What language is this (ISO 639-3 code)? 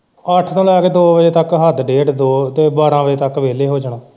pan